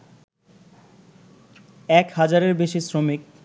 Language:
Bangla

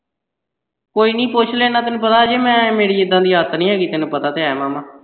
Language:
Punjabi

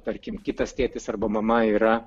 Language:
Lithuanian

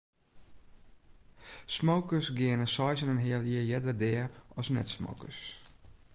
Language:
Western Frisian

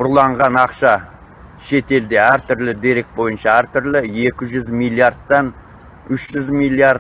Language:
Turkish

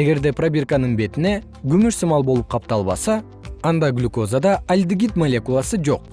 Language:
Kyrgyz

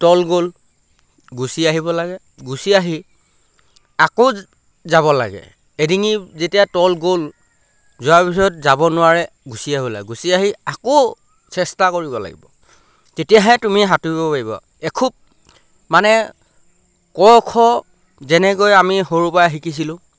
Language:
Assamese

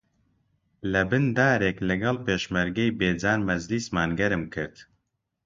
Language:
Central Kurdish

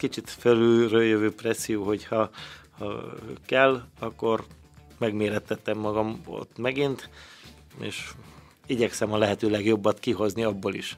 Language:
Hungarian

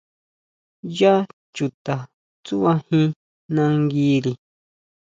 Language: Huautla Mazatec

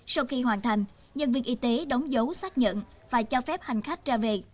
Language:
Vietnamese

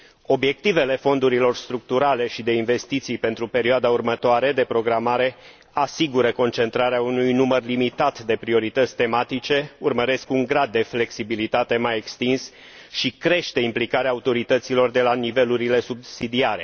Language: Romanian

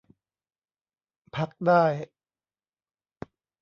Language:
Thai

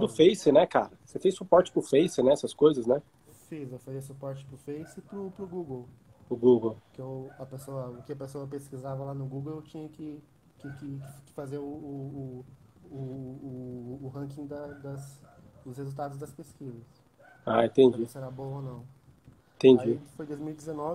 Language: Portuguese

